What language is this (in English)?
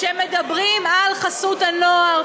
Hebrew